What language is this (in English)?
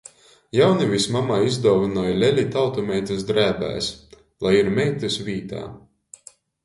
Latgalian